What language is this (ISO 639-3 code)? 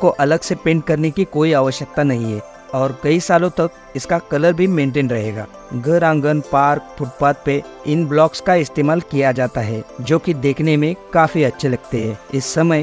hin